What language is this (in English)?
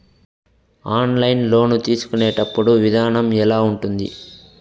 Telugu